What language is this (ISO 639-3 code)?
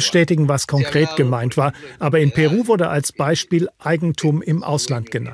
deu